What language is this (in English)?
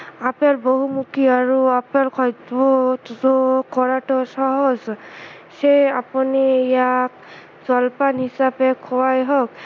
Assamese